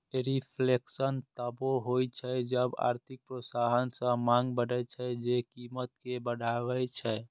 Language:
Maithili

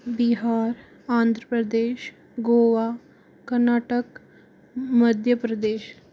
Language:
Hindi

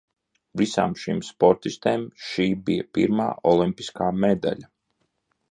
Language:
Latvian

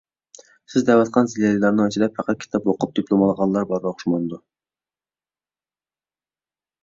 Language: Uyghur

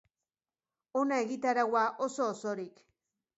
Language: Basque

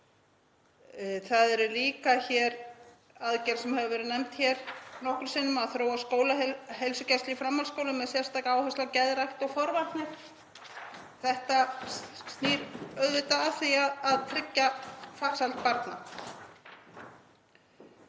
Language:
Icelandic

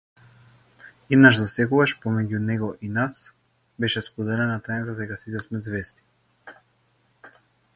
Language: Macedonian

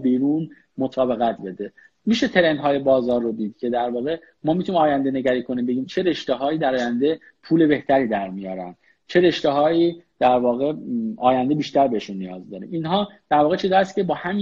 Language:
Persian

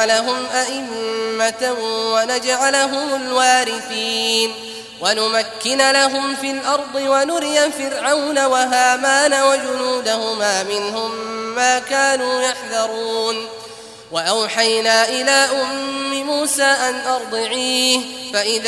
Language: Arabic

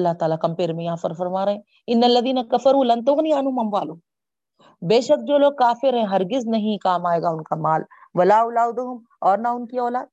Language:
Urdu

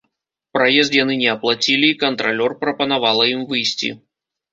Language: Belarusian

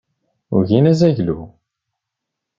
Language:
Kabyle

